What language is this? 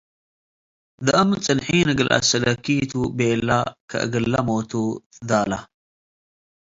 Tigre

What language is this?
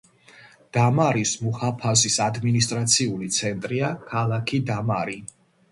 Georgian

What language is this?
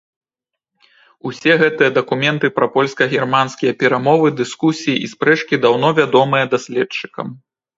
Belarusian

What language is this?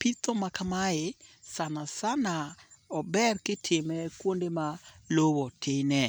Luo (Kenya and Tanzania)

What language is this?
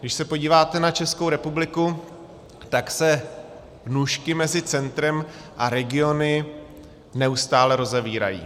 Czech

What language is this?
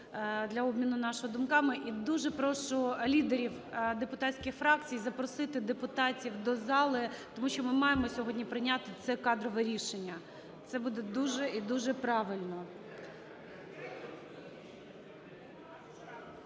Ukrainian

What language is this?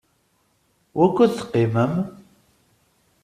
Kabyle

